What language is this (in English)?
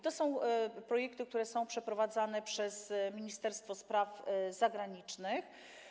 Polish